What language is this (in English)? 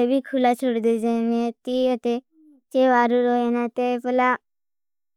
Bhili